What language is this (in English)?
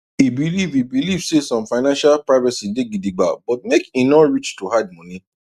Nigerian Pidgin